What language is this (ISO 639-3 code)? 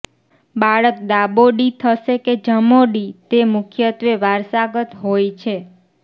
guj